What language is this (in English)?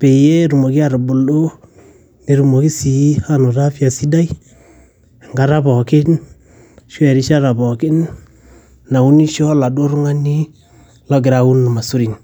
Masai